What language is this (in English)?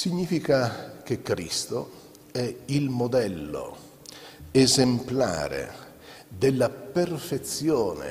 Italian